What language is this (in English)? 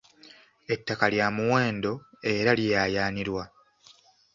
Ganda